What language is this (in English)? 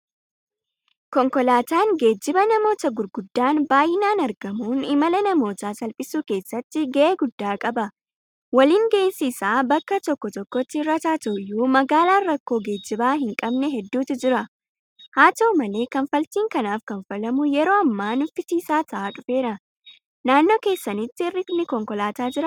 Oromo